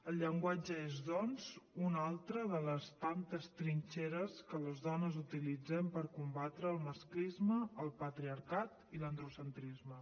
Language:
Catalan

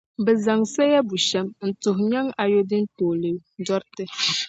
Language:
Dagbani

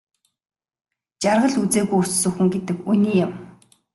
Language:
Mongolian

